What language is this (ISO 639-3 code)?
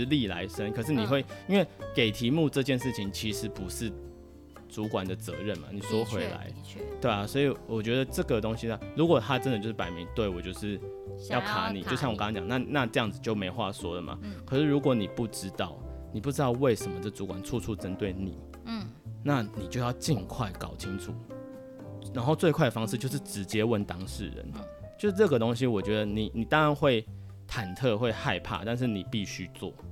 zho